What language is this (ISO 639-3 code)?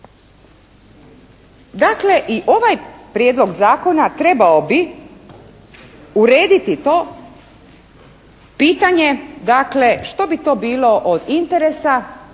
hrv